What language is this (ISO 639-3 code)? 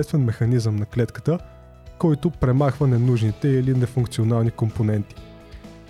bul